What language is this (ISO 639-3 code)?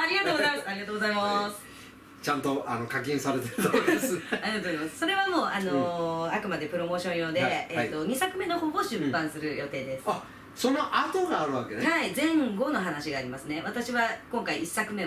jpn